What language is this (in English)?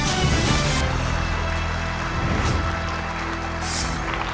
Thai